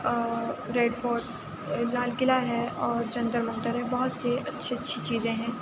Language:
Urdu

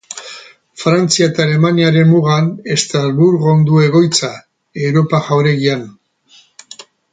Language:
Basque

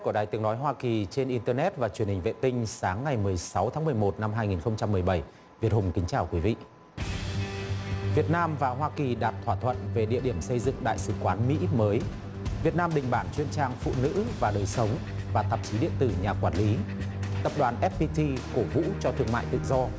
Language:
Vietnamese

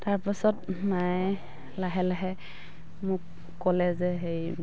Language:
Assamese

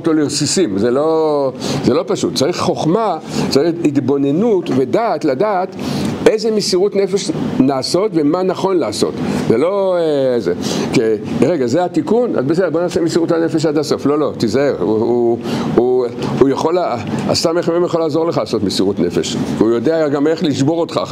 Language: Hebrew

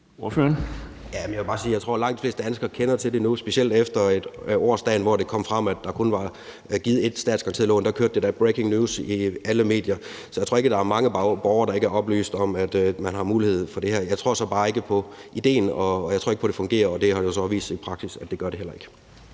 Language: Danish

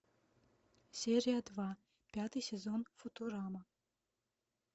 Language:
Russian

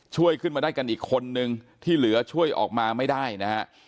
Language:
Thai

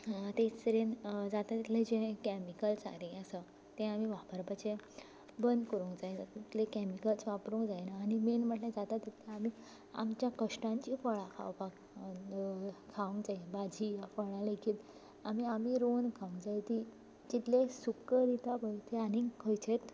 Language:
Konkani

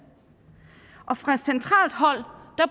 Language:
Danish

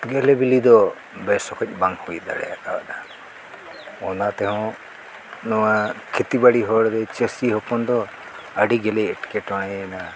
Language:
Santali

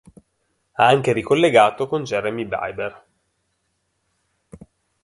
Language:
Italian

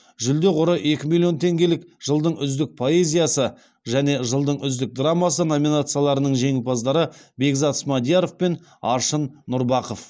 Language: Kazakh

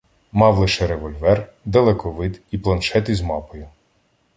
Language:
Ukrainian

